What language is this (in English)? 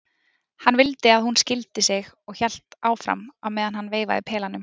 Icelandic